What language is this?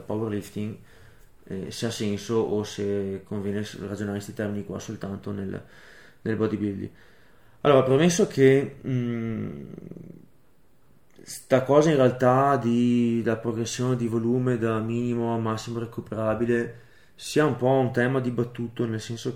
Italian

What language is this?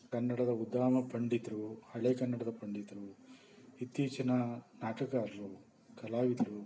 Kannada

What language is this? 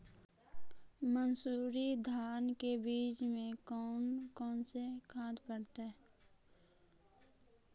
Magahi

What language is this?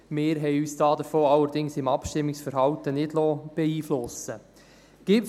Swiss German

